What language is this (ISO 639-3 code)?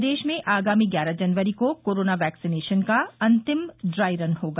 hin